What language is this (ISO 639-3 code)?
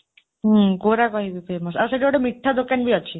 ori